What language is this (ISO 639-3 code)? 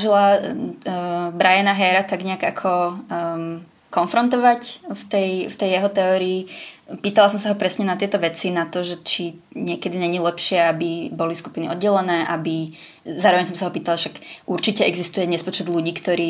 ces